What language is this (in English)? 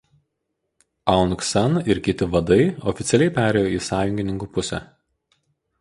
Lithuanian